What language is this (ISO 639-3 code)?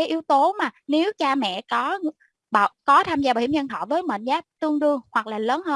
vie